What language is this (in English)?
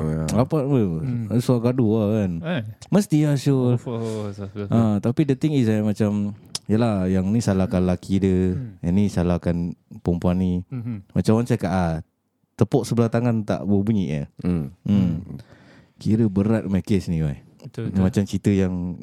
Malay